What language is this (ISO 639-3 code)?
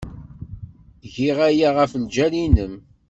kab